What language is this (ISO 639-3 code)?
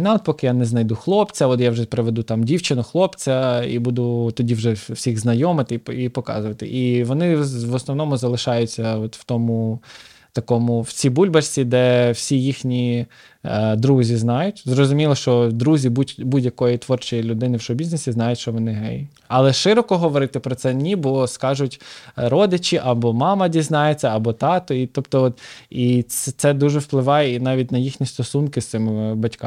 ukr